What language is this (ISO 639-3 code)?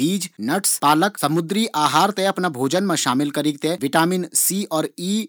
gbm